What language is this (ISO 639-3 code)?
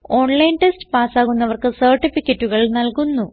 mal